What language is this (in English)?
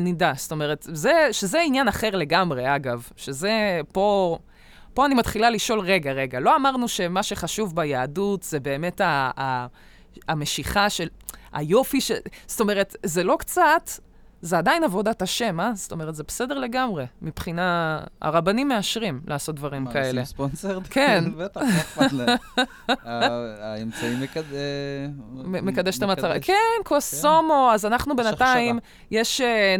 Hebrew